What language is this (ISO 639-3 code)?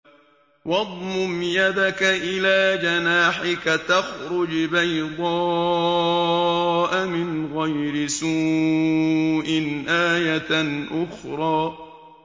ara